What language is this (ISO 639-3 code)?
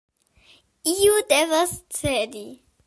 epo